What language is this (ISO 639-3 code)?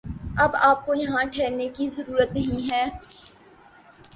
urd